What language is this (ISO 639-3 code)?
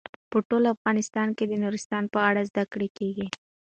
pus